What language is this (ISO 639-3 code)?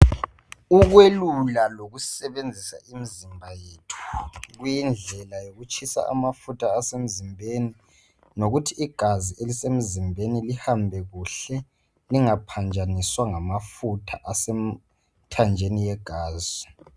nde